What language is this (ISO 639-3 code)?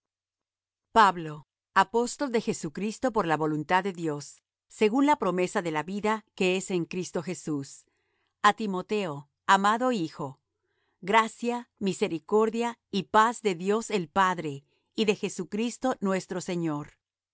spa